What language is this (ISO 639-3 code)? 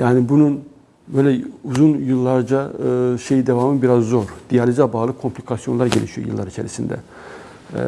tur